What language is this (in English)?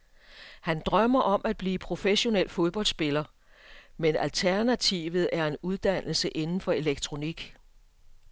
Danish